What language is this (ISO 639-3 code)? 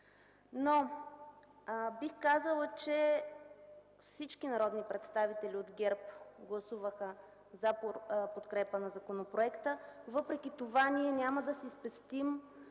bul